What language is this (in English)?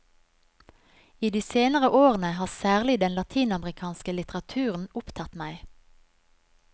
Norwegian